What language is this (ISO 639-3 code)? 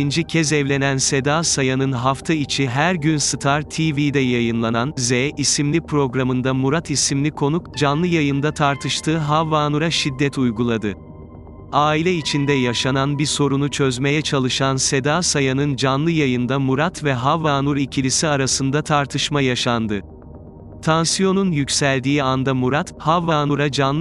tur